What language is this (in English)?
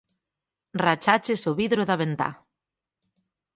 Galician